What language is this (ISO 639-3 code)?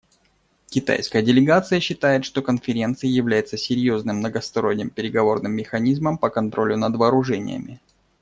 rus